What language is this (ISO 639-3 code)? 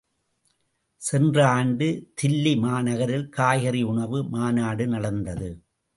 tam